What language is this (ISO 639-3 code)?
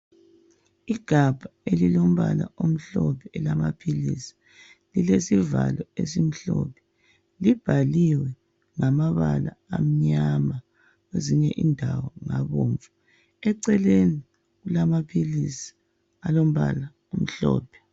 nde